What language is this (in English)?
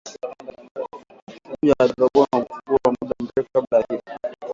Swahili